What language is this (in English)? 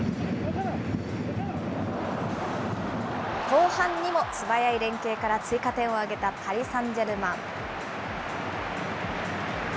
Japanese